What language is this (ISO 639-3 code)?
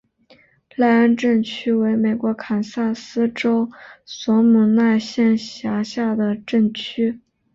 zho